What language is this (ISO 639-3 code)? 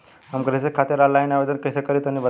bho